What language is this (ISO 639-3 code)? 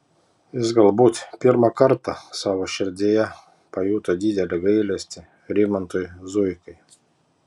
lit